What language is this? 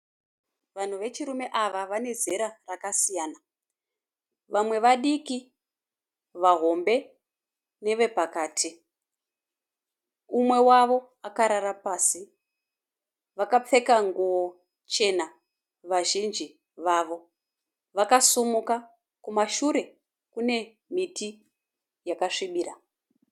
Shona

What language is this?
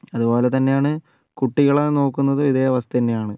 Malayalam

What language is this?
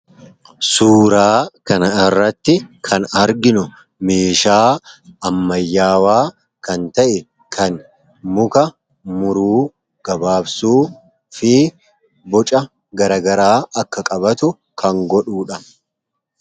Oromo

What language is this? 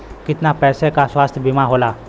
Bhojpuri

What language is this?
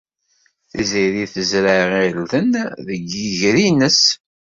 Kabyle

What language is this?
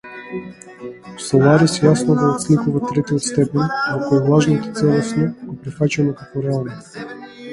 Macedonian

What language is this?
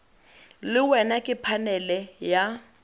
Tswana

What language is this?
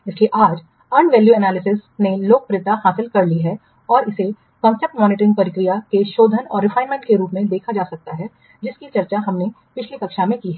Hindi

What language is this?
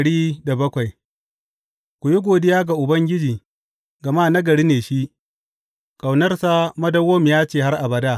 Hausa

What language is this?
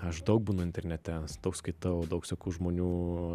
Lithuanian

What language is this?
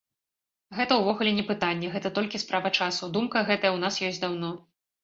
Belarusian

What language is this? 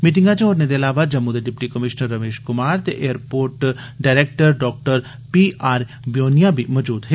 Dogri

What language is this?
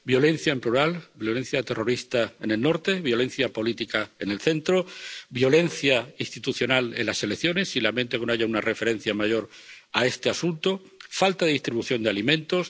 Spanish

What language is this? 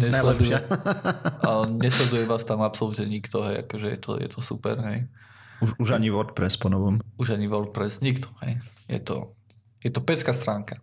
Slovak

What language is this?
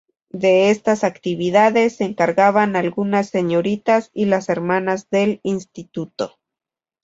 Spanish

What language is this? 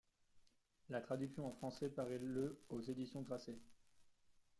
French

